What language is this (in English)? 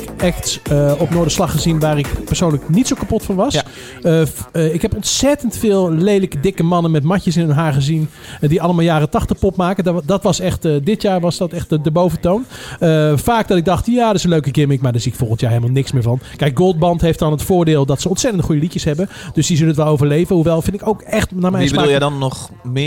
Dutch